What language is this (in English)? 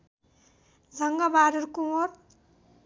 Nepali